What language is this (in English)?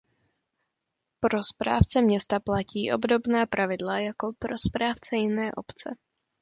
Czech